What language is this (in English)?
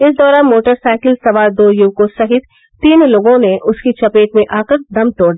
Hindi